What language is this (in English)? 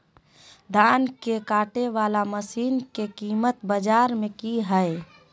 Magahi